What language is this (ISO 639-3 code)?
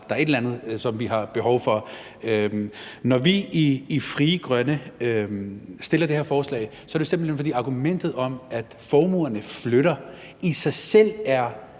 dan